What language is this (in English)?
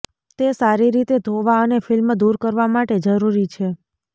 Gujarati